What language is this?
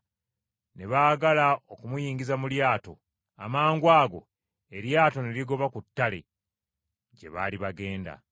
Ganda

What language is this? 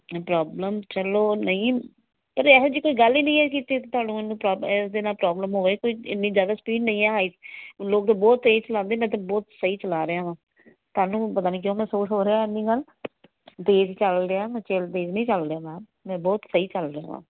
Punjabi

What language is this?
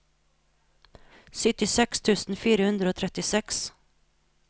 Norwegian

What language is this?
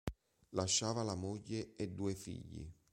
Italian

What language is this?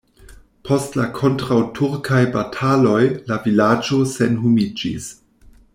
Esperanto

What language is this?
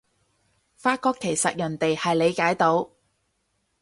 Cantonese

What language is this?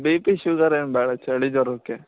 Kannada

